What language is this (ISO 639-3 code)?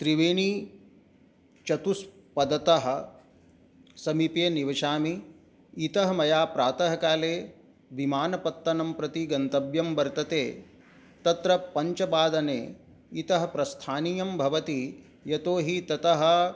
san